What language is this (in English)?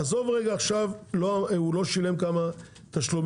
Hebrew